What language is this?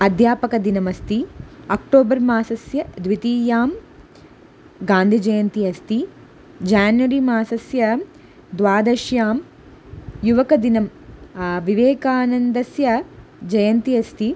Sanskrit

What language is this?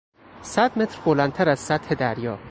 Persian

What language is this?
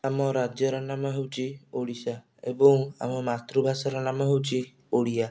Odia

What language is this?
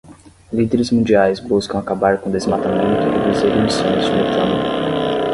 Portuguese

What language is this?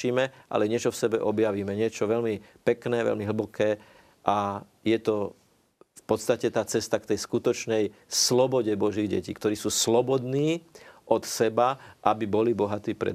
Slovak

